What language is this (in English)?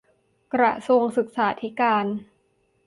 Thai